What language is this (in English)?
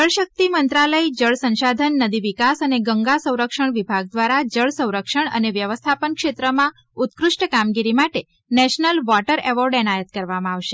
Gujarati